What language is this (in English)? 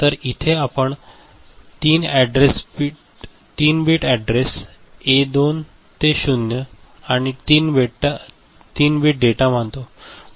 Marathi